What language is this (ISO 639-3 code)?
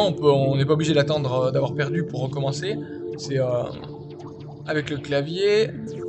fra